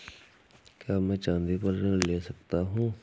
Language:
Hindi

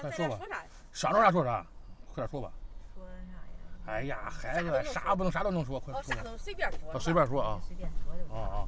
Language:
Chinese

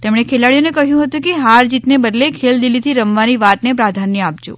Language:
Gujarati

